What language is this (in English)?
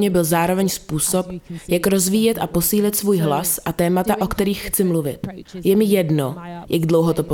Czech